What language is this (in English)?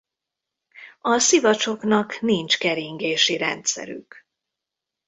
Hungarian